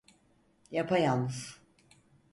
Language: Turkish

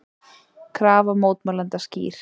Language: Icelandic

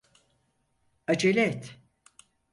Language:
Turkish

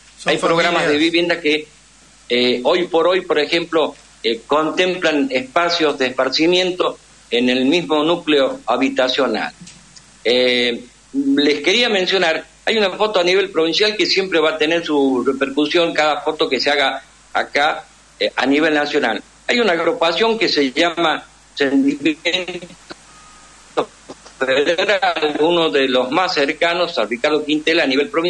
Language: Spanish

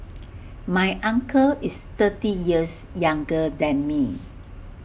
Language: English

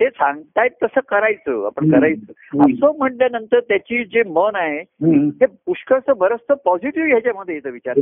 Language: Marathi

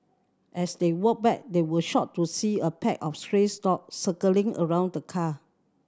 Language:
English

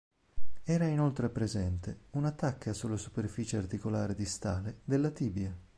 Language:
Italian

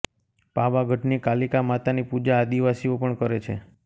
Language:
Gujarati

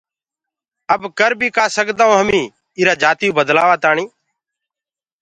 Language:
Gurgula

